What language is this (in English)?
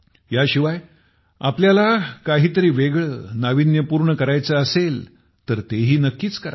Marathi